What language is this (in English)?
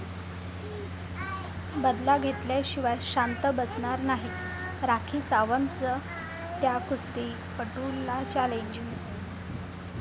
Marathi